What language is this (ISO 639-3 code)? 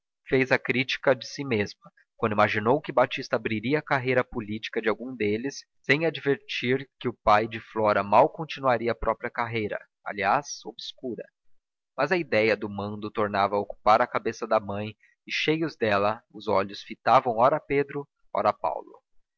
por